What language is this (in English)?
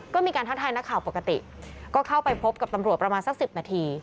Thai